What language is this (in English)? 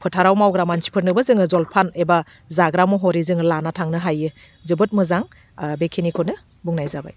Bodo